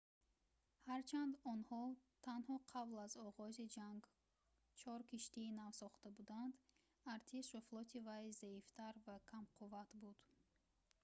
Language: Tajik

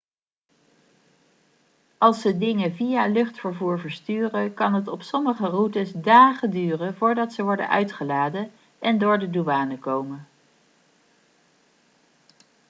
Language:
Dutch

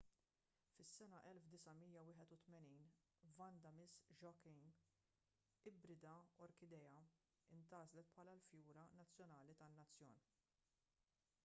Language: Maltese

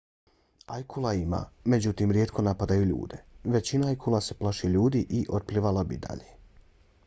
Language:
Bosnian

